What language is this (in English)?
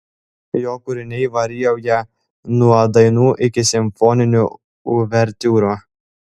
Lithuanian